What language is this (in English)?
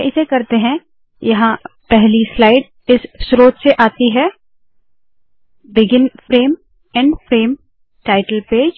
Hindi